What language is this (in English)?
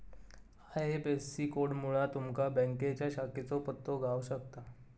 Marathi